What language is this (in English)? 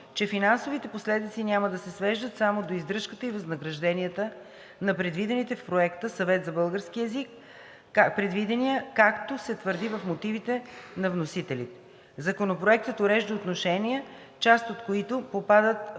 Bulgarian